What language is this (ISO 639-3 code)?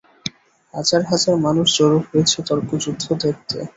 ben